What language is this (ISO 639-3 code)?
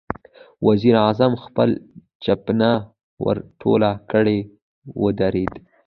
pus